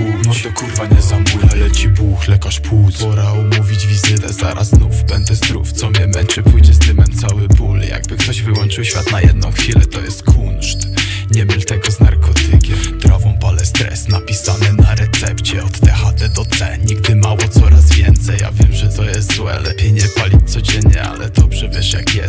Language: Polish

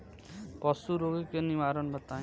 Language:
Bhojpuri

